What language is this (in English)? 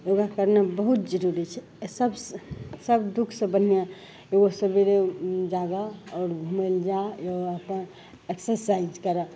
Maithili